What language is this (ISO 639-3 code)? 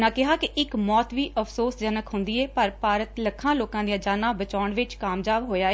pan